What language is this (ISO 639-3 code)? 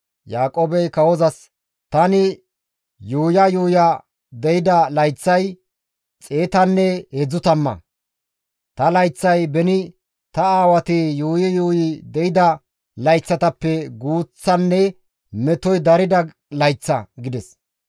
gmv